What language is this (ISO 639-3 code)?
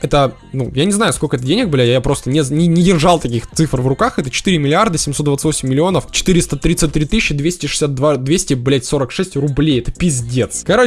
rus